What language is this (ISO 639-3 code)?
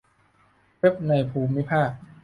tha